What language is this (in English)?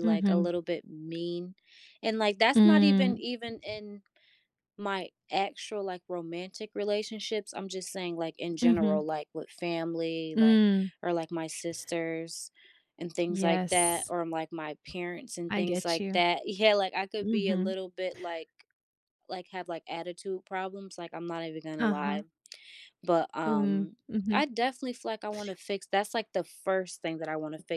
English